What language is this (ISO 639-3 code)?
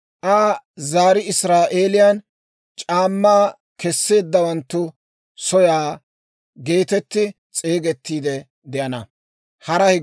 dwr